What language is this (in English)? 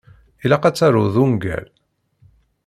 Kabyle